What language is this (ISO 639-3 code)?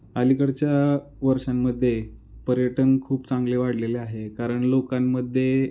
mar